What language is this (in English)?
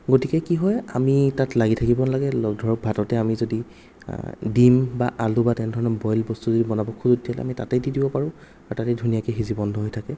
Assamese